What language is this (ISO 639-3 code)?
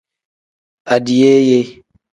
kdh